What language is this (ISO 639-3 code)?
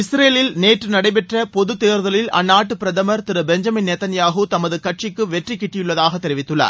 tam